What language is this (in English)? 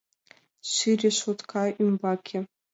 Mari